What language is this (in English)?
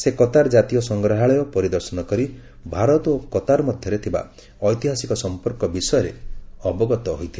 Odia